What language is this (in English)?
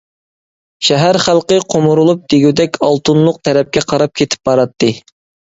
Uyghur